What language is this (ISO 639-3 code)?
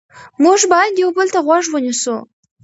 pus